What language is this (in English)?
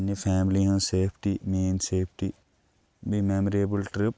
Kashmiri